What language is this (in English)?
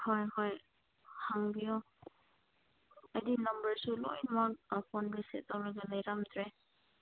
Manipuri